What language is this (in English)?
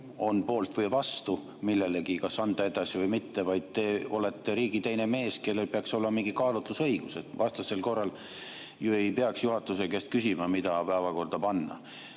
Estonian